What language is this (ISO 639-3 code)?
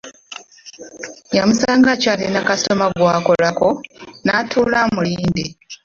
lug